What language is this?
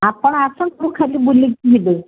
Odia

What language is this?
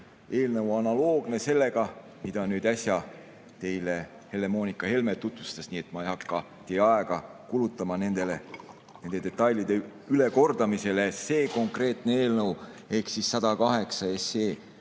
Estonian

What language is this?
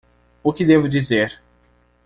Portuguese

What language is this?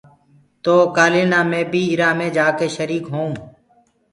Gurgula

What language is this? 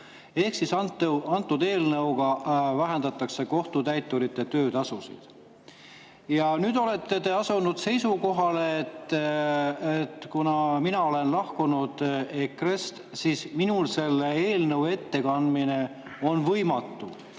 Estonian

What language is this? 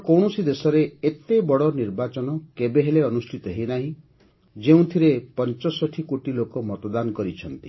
Odia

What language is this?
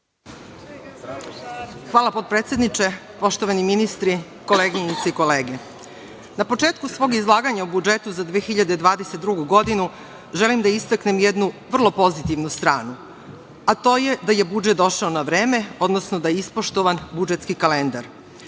Serbian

